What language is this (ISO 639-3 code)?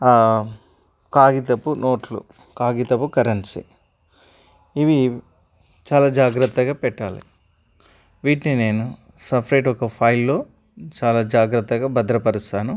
tel